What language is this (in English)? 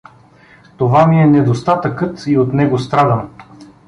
Bulgarian